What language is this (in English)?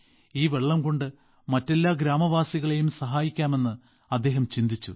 Malayalam